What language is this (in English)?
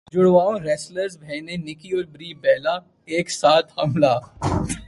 Urdu